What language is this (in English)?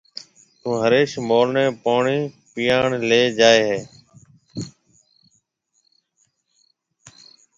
Marwari (Pakistan)